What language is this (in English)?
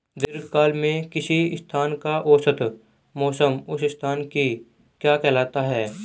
Hindi